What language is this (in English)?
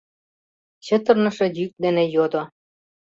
Mari